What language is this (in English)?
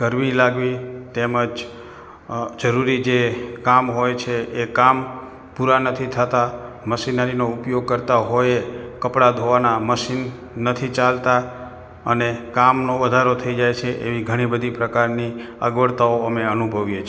Gujarati